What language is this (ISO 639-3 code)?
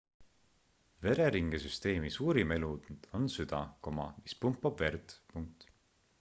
est